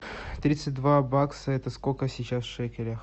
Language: Russian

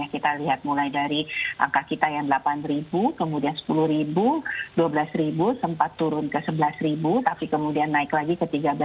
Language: Indonesian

